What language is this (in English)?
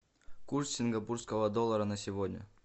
Russian